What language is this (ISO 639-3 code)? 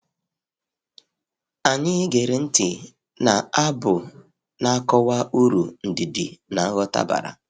ibo